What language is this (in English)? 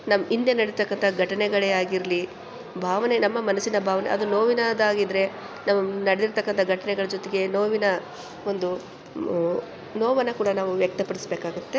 Kannada